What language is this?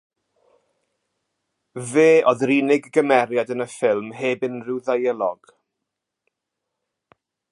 Welsh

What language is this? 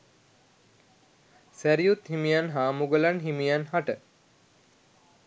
Sinhala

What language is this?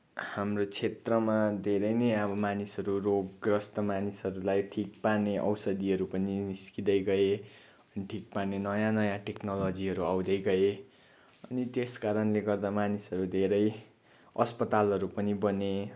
Nepali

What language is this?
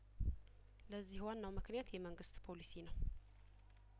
Amharic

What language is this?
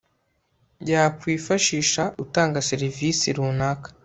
Kinyarwanda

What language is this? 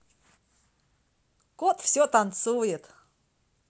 Russian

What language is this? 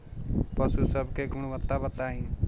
Bhojpuri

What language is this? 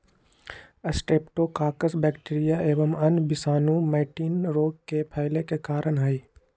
Magahi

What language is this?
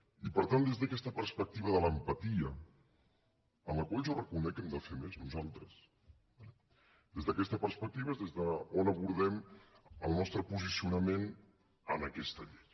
Catalan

